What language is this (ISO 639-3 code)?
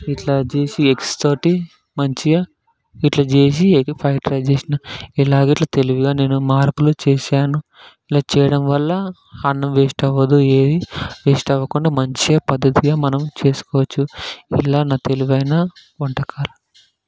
tel